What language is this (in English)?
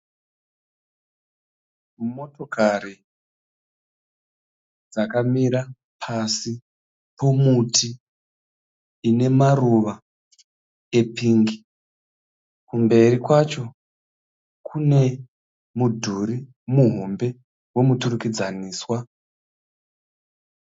Shona